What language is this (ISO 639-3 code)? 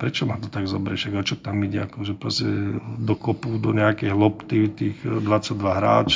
ces